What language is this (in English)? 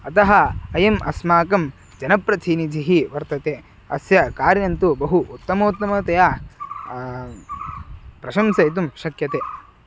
Sanskrit